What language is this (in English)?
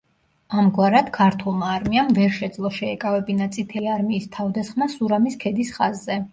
Georgian